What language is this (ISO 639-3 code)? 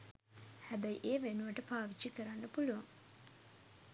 sin